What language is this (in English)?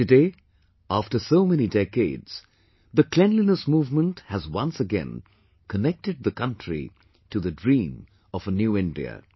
English